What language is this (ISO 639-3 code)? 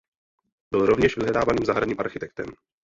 ces